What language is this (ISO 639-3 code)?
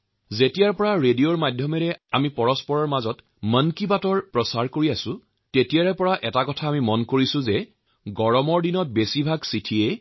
asm